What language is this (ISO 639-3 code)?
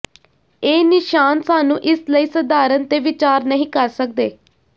pan